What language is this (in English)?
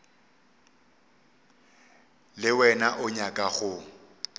Northern Sotho